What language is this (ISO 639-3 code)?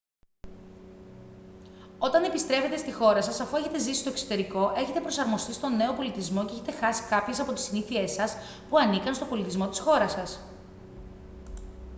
ell